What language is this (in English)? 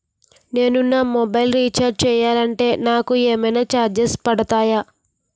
Telugu